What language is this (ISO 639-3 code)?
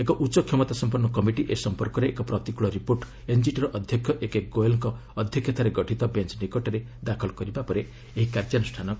ori